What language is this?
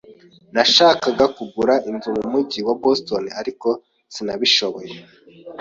Kinyarwanda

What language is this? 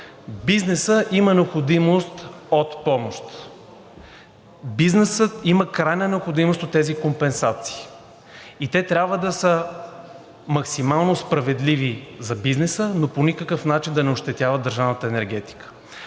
Bulgarian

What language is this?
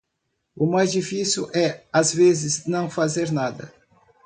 Portuguese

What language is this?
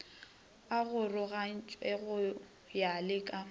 Northern Sotho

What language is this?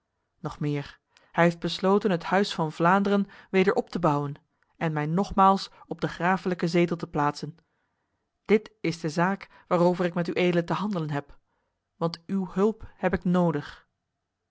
Dutch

